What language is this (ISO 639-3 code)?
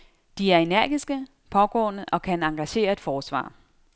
dan